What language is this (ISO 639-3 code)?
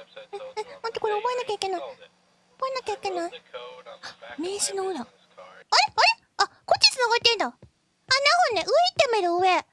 jpn